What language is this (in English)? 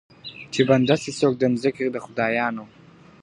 Pashto